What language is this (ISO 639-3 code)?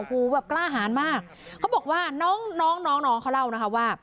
tha